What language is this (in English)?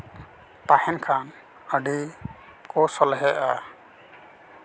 Santali